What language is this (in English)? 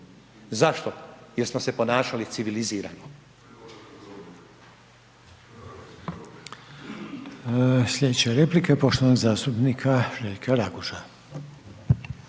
Croatian